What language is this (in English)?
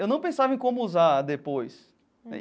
Portuguese